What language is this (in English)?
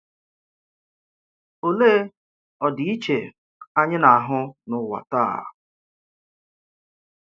Igbo